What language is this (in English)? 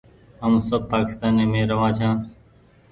Goaria